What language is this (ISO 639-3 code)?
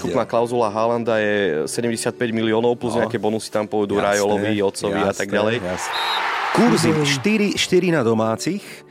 slk